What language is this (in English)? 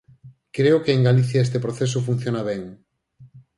Galician